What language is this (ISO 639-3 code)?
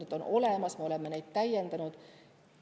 est